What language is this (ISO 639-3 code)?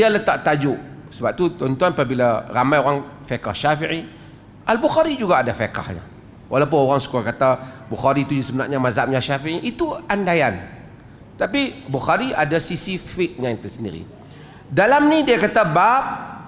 msa